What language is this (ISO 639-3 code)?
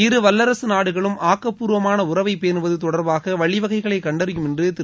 tam